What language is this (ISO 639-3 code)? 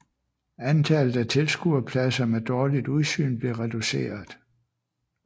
dan